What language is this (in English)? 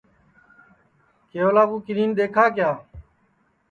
Sansi